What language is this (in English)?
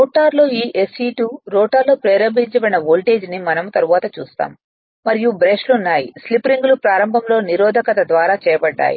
Telugu